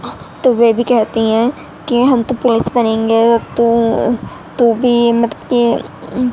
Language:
Urdu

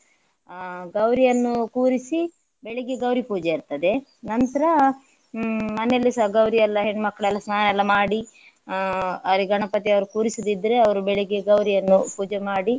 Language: Kannada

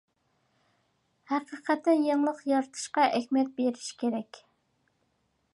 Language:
Uyghur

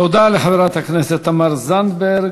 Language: Hebrew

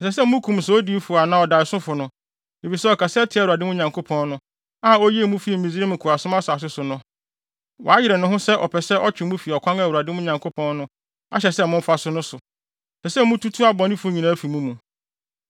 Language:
Akan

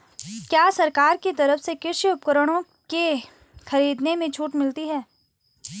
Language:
Hindi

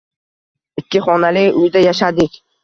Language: Uzbek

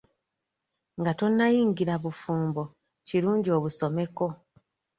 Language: Ganda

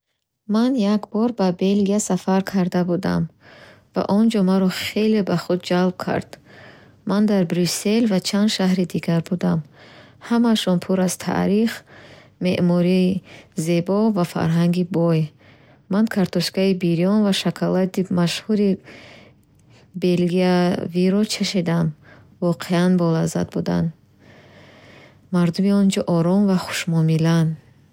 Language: Bukharic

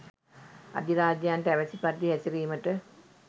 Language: Sinhala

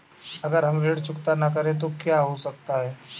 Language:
Hindi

